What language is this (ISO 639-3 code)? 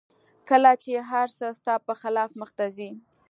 pus